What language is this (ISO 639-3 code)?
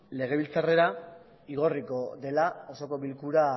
eus